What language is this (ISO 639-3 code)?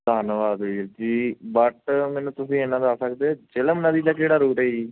pan